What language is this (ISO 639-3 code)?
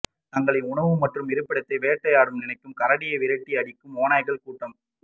tam